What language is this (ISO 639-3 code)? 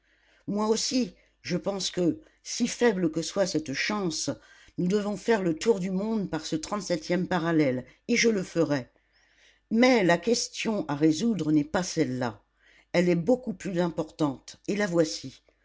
fra